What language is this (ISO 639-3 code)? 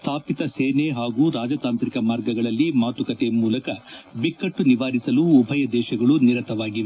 kan